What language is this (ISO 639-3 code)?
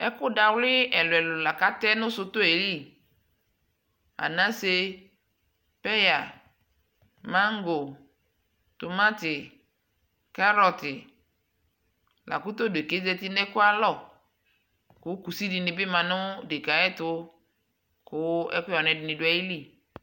kpo